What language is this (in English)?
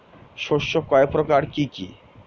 Bangla